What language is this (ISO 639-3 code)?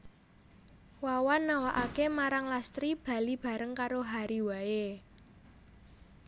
jav